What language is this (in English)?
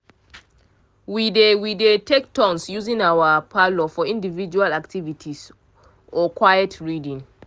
Nigerian Pidgin